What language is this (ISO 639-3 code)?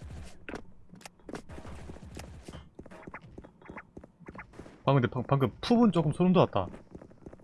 kor